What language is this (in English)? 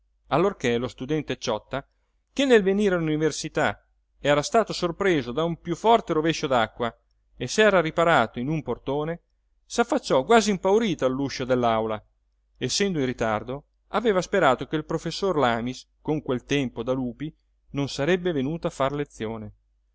Italian